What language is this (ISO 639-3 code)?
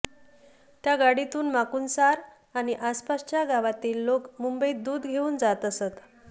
mar